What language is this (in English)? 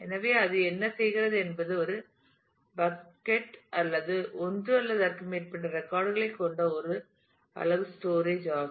Tamil